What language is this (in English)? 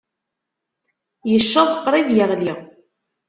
Kabyle